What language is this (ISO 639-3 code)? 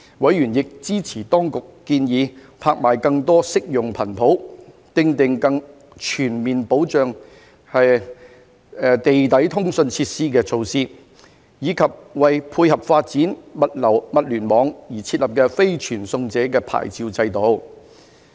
yue